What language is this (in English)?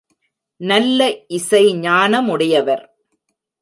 Tamil